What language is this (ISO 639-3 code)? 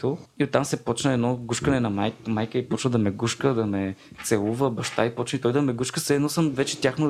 bul